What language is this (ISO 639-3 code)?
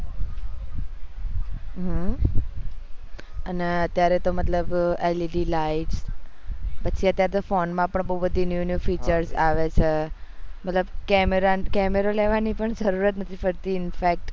guj